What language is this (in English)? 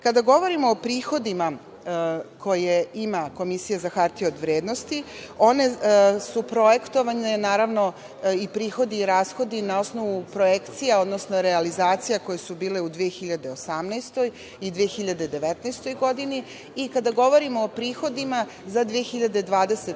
Serbian